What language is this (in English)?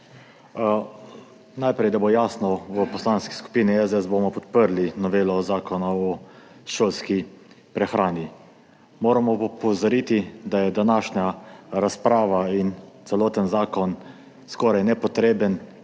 Slovenian